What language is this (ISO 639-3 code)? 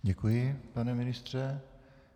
ces